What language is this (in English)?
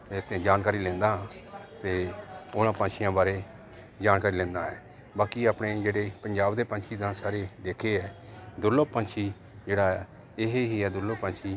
Punjabi